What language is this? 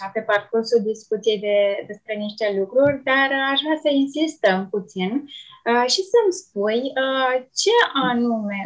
Romanian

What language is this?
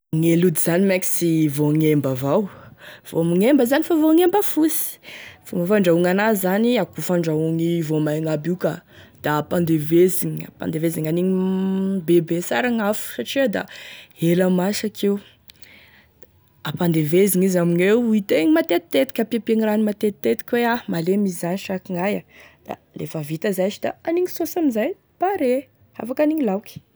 Tesaka Malagasy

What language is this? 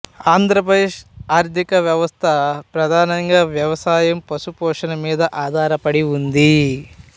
Telugu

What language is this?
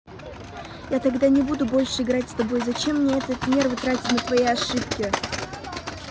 Russian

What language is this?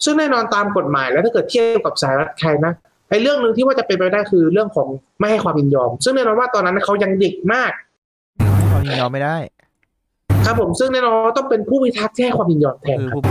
Thai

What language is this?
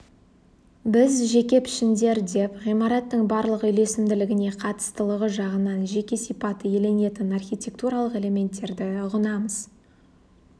Kazakh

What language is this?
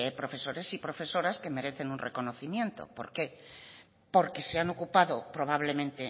Spanish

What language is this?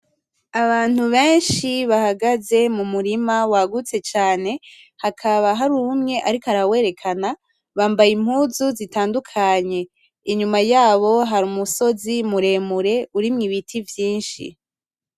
Rundi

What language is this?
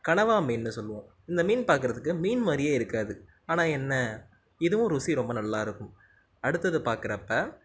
Tamil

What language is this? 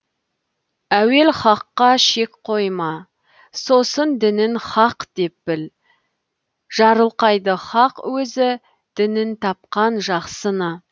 Kazakh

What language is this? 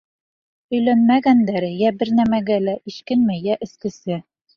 Bashkir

